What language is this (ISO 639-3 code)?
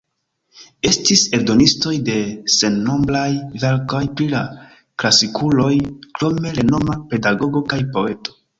epo